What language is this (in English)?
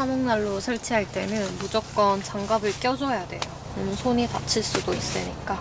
Korean